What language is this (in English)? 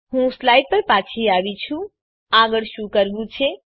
Gujarati